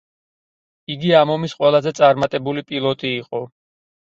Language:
Georgian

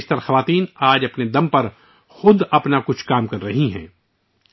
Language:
Urdu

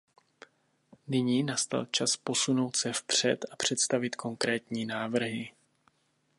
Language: Czech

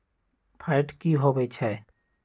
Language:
Magahi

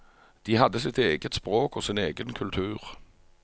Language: Norwegian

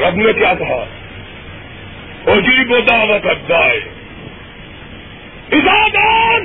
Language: Urdu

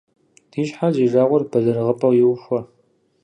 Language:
Kabardian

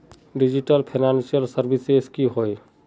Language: Magahi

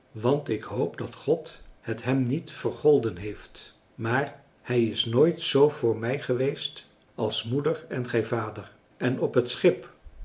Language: Dutch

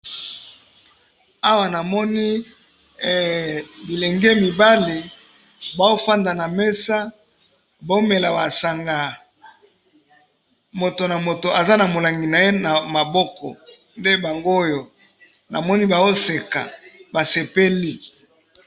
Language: Lingala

